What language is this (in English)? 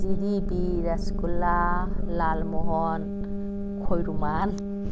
Manipuri